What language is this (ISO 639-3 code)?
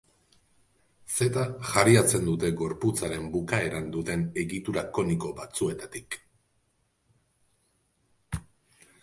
eus